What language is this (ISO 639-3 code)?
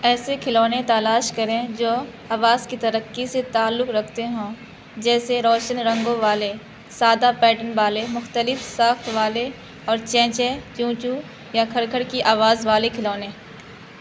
urd